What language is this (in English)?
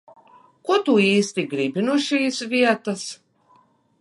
Latvian